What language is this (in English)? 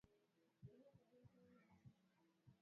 Swahili